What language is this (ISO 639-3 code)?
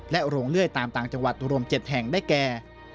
tha